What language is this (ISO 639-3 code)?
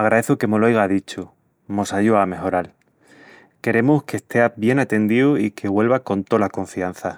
ext